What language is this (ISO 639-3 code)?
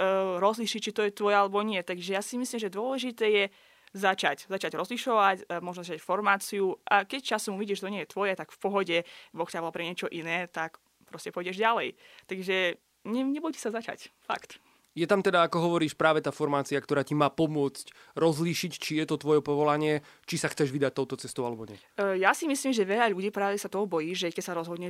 slk